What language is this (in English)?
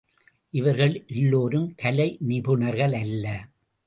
Tamil